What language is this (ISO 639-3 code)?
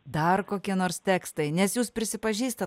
lit